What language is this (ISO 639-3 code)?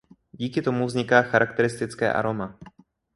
ces